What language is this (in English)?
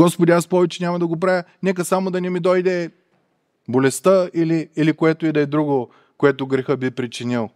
Bulgarian